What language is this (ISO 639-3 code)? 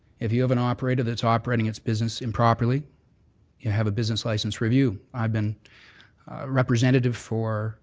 eng